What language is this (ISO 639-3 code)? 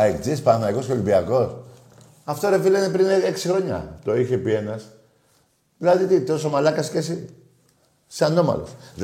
ell